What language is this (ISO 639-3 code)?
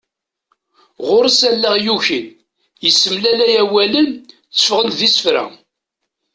kab